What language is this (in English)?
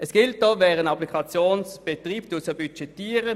Swiss German